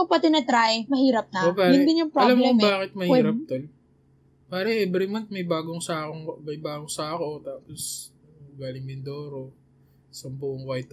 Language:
Filipino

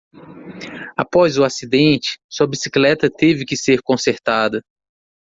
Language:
Portuguese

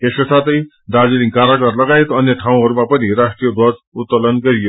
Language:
Nepali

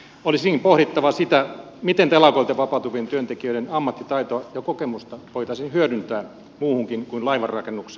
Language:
Finnish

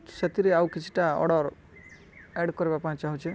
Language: Odia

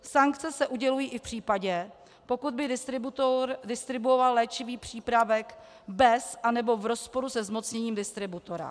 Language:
Czech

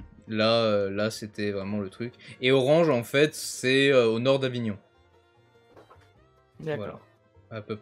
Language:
French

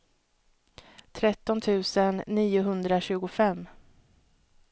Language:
Swedish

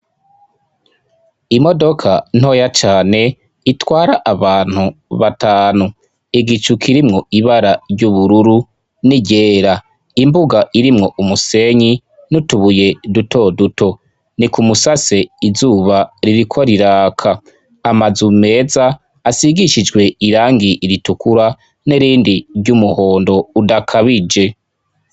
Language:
Rundi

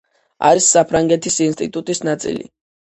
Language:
Georgian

